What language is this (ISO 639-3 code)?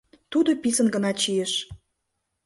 chm